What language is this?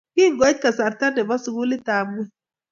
Kalenjin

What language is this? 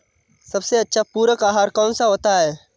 Hindi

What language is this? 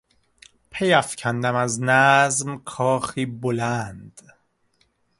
Persian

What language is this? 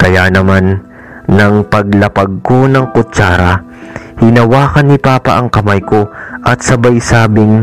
Filipino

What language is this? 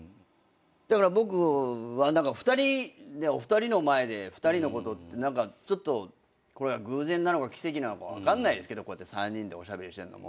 Japanese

